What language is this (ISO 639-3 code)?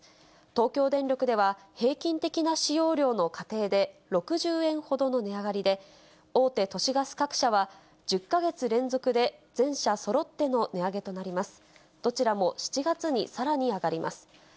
jpn